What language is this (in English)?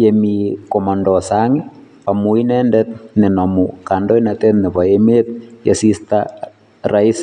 Kalenjin